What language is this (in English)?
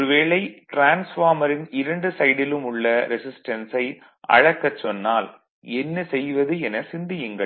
Tamil